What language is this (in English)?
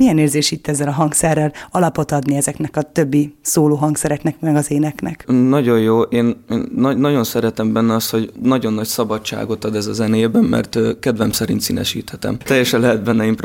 Hungarian